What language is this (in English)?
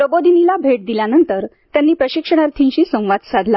Marathi